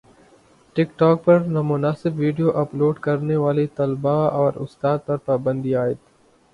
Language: Urdu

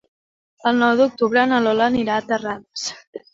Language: Catalan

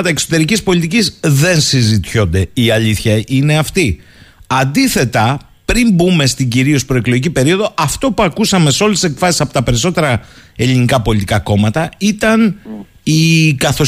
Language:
Greek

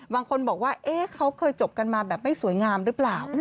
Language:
Thai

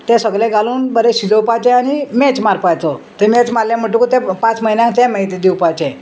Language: Konkani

